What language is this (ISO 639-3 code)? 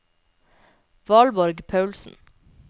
nor